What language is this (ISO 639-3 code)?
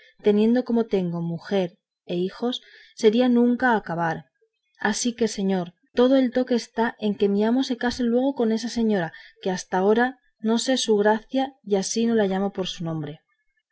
spa